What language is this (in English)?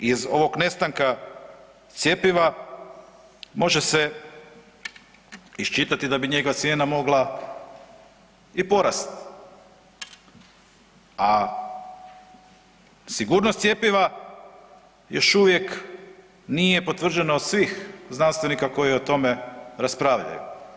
Croatian